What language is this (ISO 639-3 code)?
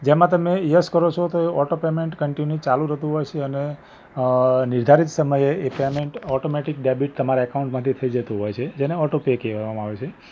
guj